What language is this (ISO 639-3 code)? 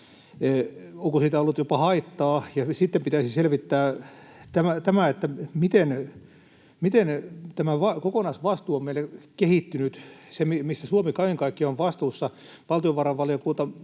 fin